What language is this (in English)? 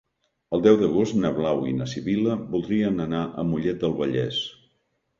Catalan